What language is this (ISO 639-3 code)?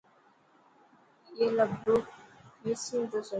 mki